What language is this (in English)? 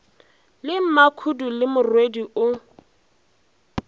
Northern Sotho